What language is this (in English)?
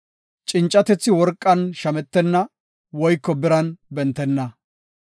Gofa